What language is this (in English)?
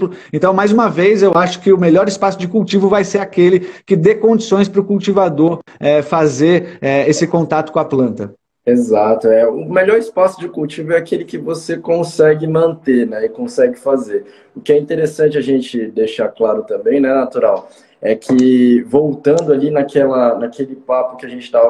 Portuguese